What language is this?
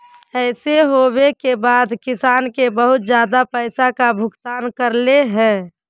Magahi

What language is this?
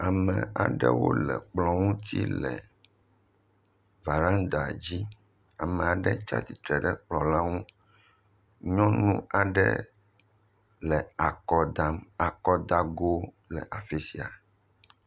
Ewe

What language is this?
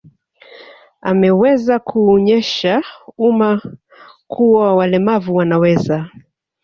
Swahili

